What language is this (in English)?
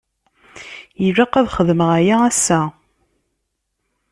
Kabyle